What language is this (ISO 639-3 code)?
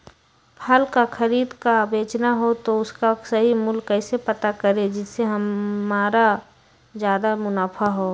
mag